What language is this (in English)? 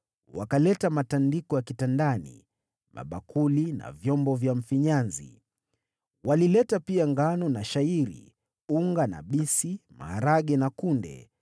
Swahili